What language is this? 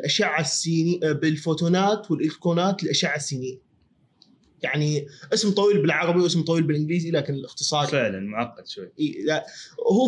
Arabic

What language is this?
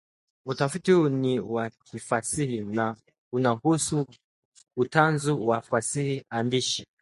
Swahili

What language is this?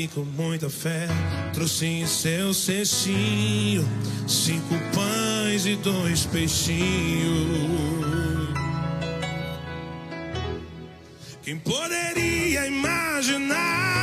Portuguese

